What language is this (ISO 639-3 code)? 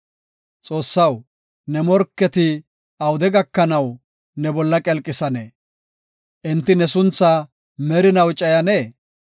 gof